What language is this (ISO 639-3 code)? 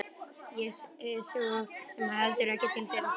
isl